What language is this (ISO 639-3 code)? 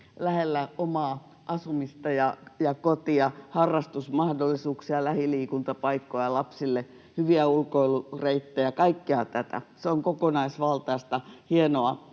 fin